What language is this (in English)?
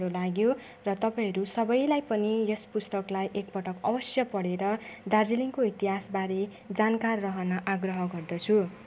Nepali